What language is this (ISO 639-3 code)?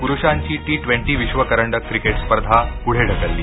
mar